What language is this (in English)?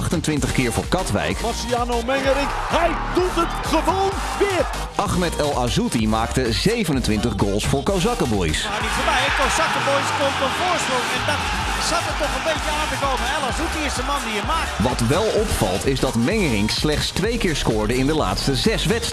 Dutch